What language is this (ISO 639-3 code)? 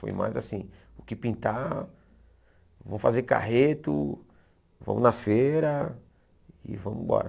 por